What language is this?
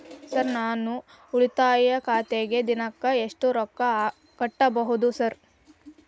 Kannada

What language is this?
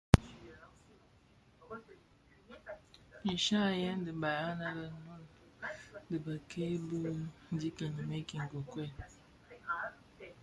Bafia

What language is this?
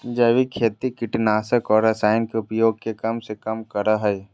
Magahi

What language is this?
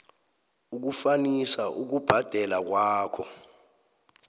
South Ndebele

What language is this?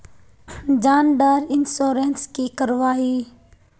Magahi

